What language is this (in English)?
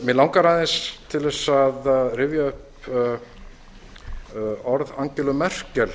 Icelandic